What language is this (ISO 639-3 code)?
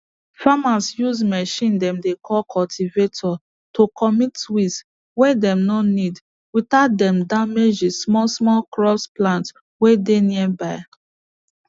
pcm